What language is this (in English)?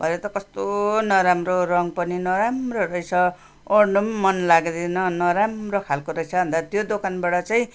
Nepali